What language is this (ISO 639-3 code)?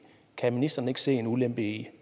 dan